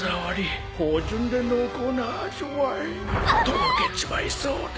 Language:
Japanese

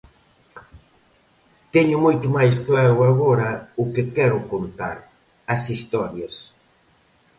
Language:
Galician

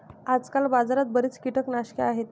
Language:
Marathi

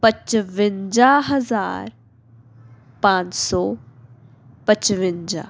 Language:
Punjabi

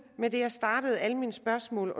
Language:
Danish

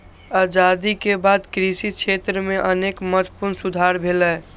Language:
Maithili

